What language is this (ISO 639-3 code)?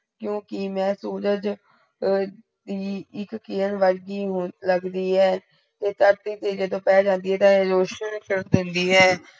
pan